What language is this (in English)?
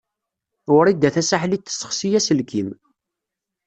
Kabyle